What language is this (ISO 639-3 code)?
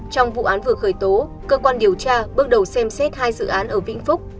vie